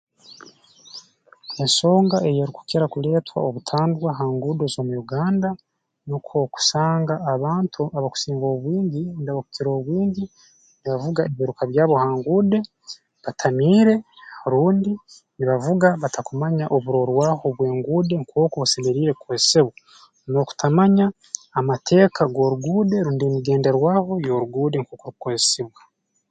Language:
Tooro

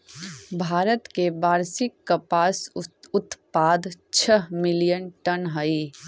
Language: Magahi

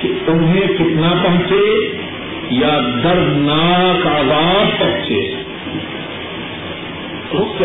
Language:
Urdu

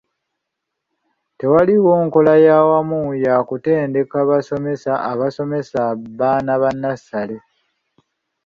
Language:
Ganda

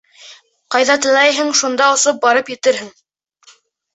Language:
Bashkir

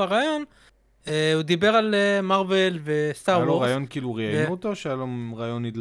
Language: Hebrew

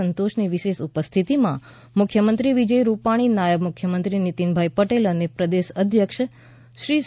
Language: Gujarati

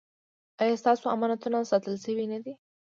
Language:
Pashto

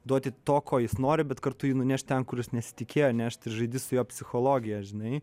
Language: Lithuanian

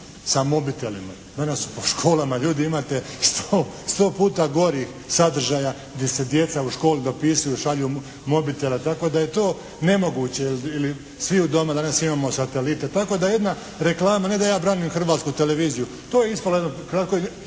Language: Croatian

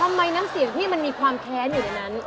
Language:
Thai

